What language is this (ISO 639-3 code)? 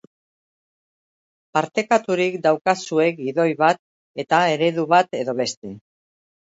eus